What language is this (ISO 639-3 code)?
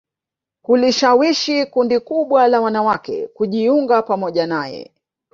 swa